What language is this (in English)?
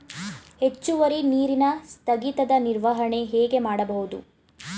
Kannada